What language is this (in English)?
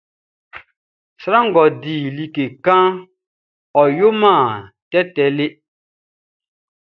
Baoulé